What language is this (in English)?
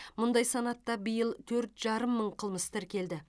Kazakh